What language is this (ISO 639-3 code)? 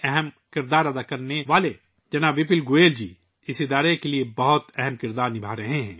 urd